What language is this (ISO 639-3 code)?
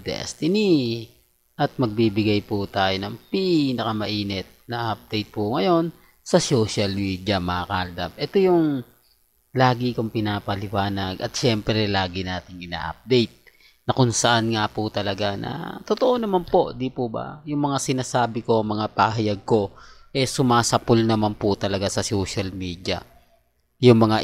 fil